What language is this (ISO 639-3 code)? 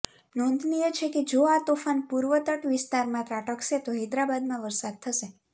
guj